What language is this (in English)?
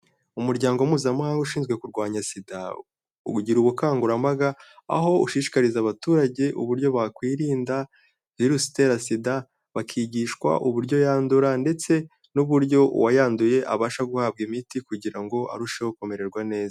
Kinyarwanda